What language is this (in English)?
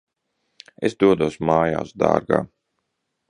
Latvian